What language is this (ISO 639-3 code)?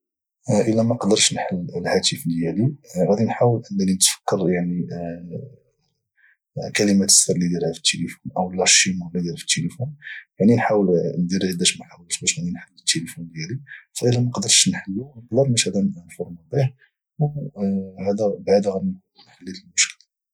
ary